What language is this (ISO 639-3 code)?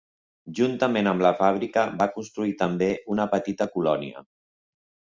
cat